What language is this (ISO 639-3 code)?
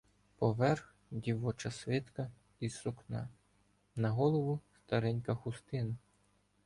ukr